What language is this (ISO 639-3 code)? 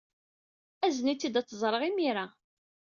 kab